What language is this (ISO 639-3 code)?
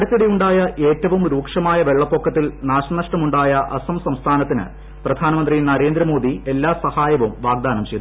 mal